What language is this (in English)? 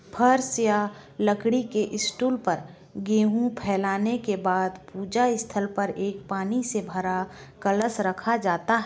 Hindi